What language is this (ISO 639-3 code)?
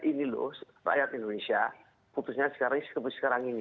ind